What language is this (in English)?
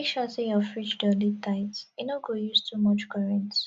Nigerian Pidgin